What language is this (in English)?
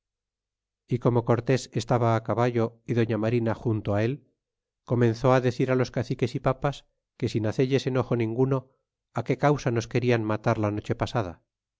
Spanish